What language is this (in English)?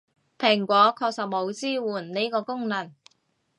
Cantonese